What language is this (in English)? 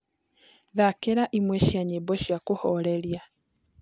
Kikuyu